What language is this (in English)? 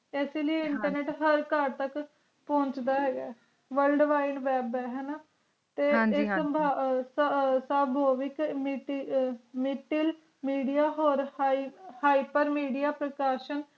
Punjabi